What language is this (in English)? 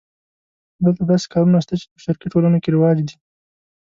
Pashto